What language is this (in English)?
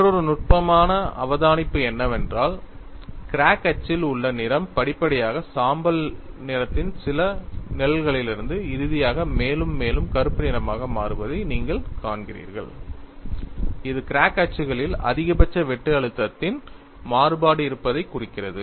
Tamil